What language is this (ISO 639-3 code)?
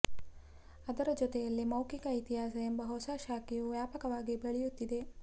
kan